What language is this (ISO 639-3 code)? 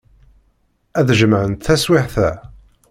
kab